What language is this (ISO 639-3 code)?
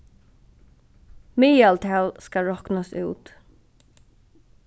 fao